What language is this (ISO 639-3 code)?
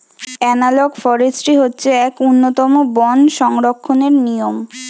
ben